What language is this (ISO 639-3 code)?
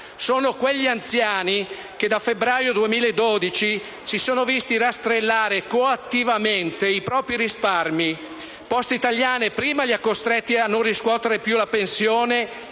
ita